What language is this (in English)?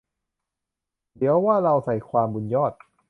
Thai